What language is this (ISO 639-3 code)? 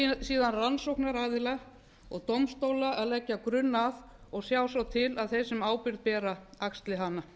isl